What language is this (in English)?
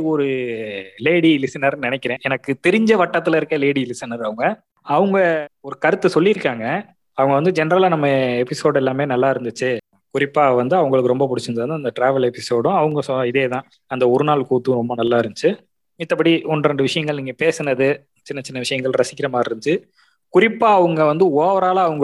Tamil